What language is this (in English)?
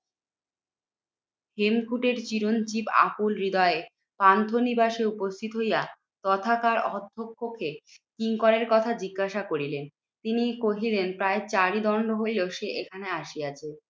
Bangla